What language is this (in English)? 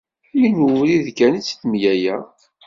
Kabyle